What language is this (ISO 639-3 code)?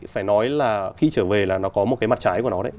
vie